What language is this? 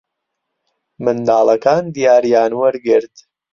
Central Kurdish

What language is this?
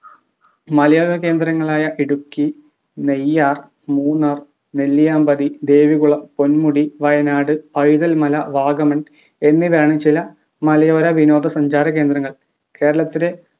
Malayalam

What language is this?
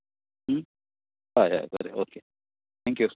Konkani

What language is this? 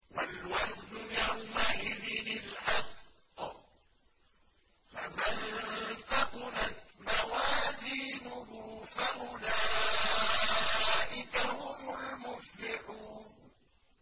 Arabic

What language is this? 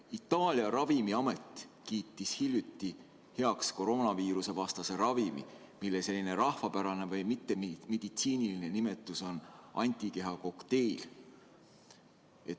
Estonian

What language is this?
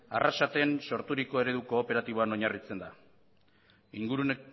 Basque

